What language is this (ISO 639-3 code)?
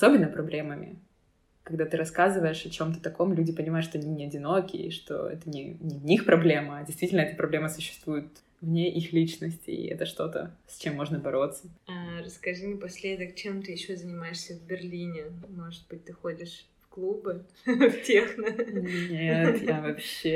rus